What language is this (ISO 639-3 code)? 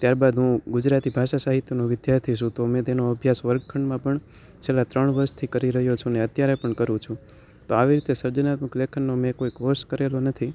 guj